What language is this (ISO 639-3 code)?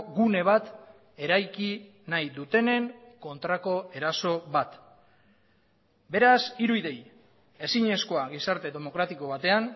eus